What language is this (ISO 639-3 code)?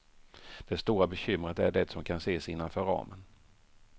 swe